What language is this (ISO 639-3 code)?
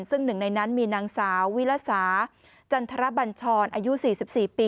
tha